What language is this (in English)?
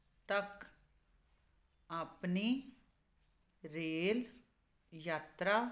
Punjabi